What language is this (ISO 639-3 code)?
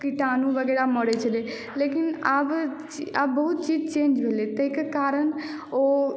mai